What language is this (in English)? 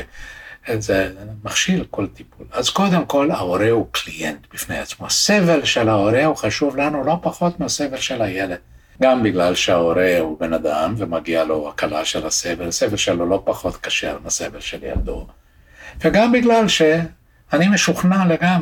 Hebrew